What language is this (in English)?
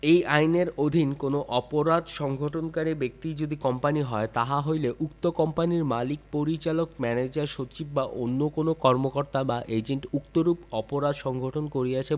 Bangla